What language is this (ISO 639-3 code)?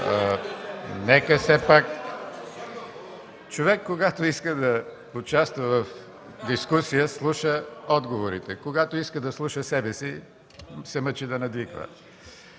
bul